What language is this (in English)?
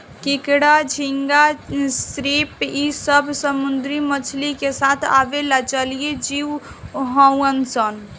Bhojpuri